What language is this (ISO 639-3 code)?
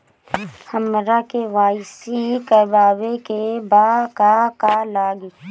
bho